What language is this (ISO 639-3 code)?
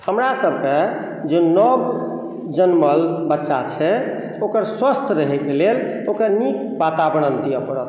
mai